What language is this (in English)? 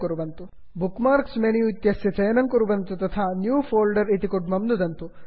Sanskrit